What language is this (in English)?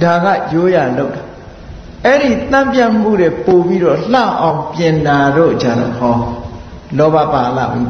Vietnamese